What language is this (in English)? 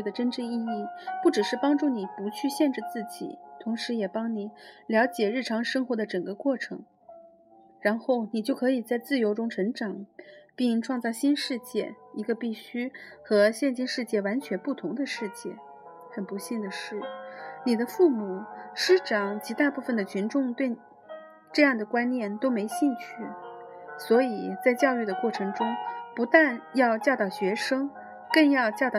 Chinese